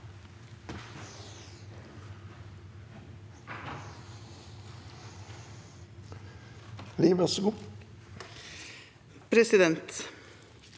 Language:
Norwegian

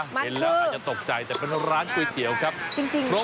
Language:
Thai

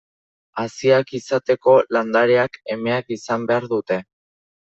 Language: Basque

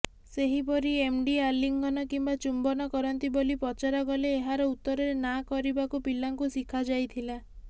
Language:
Odia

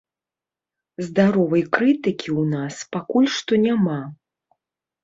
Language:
Belarusian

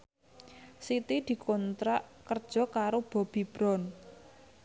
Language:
Javanese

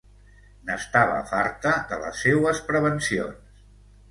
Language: Catalan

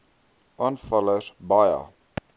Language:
Afrikaans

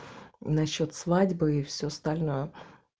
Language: Russian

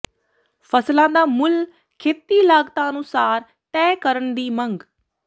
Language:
Punjabi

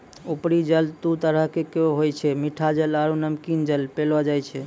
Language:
Maithili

